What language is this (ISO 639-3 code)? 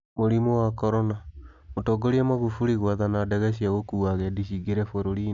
kik